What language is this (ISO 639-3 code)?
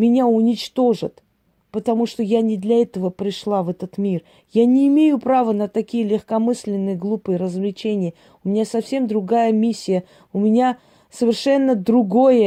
rus